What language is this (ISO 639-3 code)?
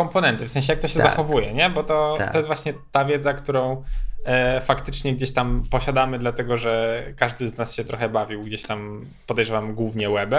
pol